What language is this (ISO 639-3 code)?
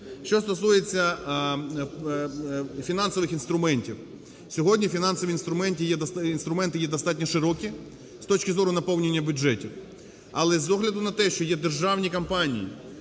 ukr